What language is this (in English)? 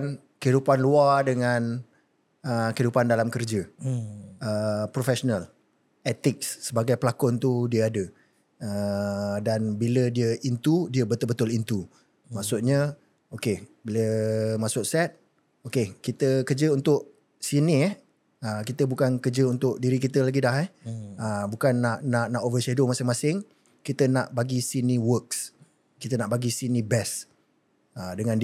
Malay